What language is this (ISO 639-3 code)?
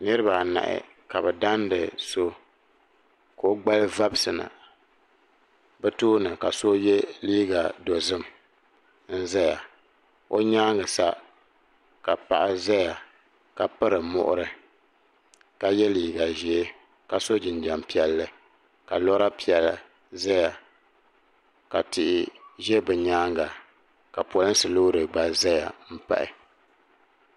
dag